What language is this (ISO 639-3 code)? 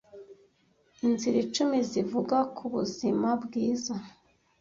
kin